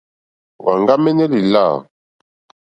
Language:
Mokpwe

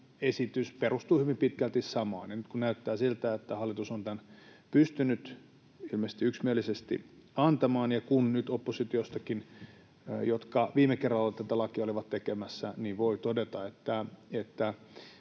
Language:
Finnish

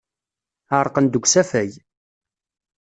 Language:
Kabyle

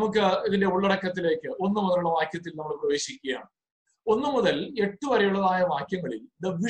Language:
Malayalam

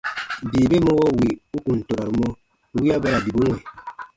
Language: Baatonum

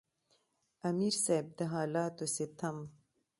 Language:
Pashto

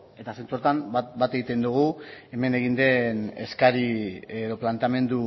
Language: Basque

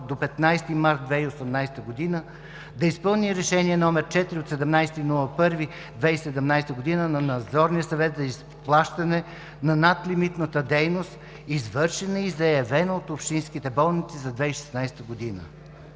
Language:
Bulgarian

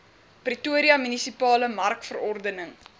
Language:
Afrikaans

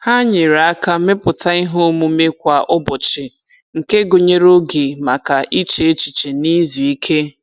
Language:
Igbo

